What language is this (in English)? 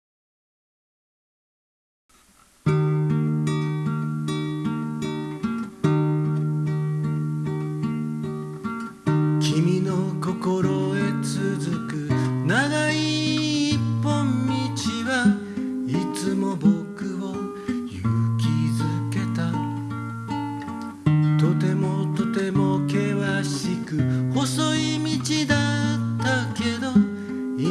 Japanese